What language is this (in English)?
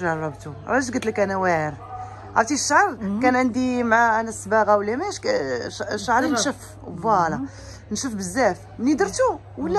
Arabic